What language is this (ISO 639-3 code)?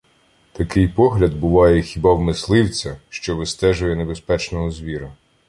ukr